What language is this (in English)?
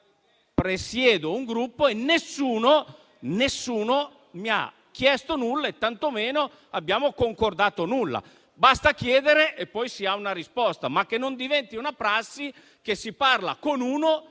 Italian